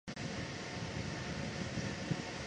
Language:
Chinese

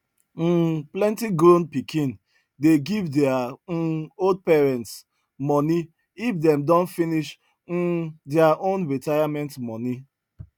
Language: Nigerian Pidgin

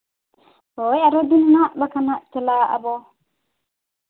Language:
Santali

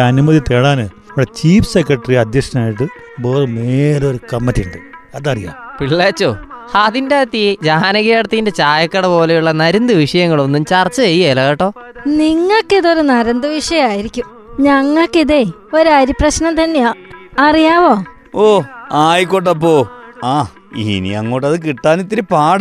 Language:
Malayalam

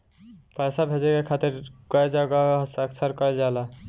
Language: Bhojpuri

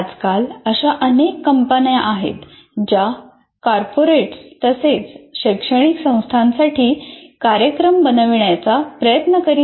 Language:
Marathi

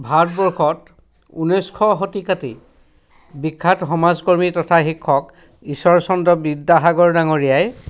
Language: Assamese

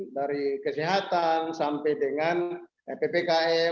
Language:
Indonesian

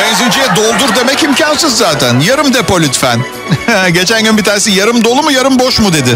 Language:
Turkish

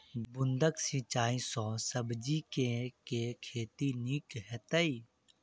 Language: Maithili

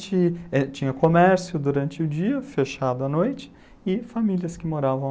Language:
Portuguese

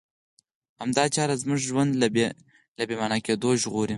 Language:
Pashto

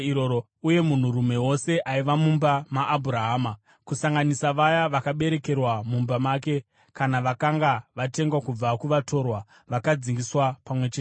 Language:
Shona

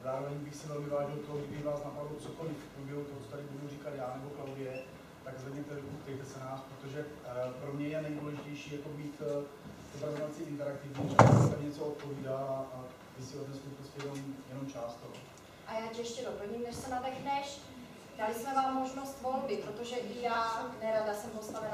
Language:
Czech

